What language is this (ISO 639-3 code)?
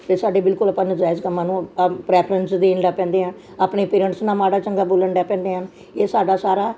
pan